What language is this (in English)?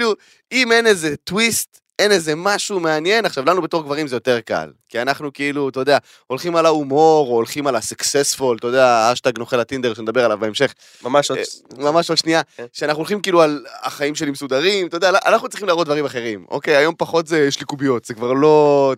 Hebrew